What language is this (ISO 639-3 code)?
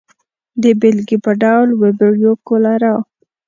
pus